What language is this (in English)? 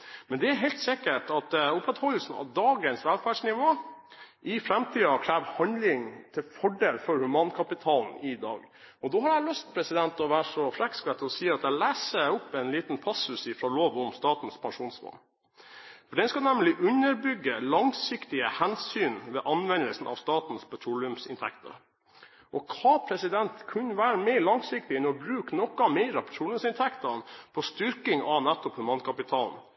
Norwegian Bokmål